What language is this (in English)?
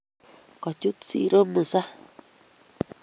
Kalenjin